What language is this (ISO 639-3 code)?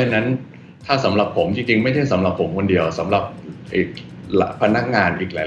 tha